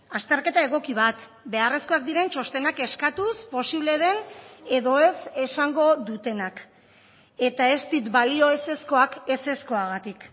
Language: Basque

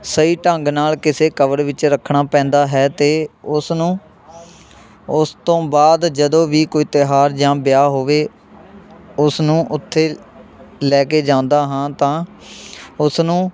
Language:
Punjabi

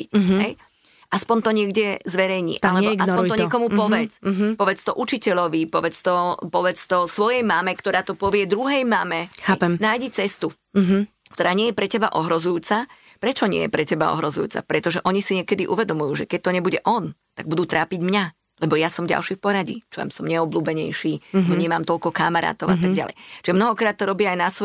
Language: Slovak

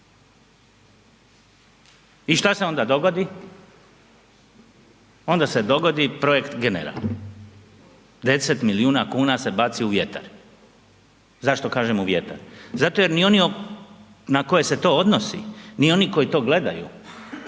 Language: Croatian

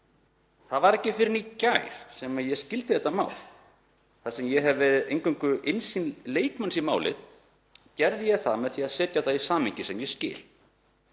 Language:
Icelandic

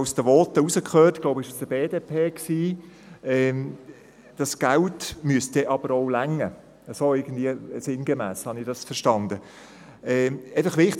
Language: Swiss German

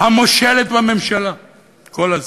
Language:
Hebrew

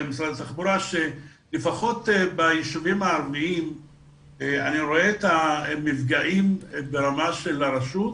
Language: Hebrew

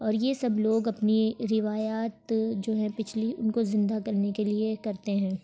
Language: Urdu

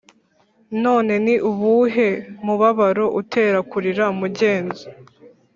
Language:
Kinyarwanda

